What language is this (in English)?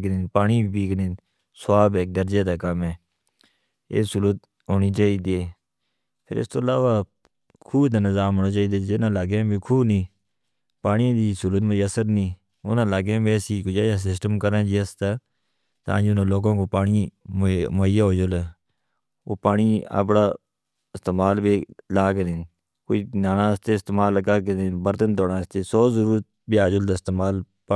Northern Hindko